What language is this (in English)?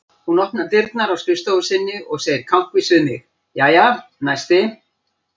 Icelandic